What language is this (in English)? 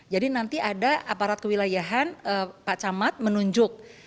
Indonesian